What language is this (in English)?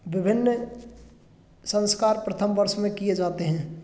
Hindi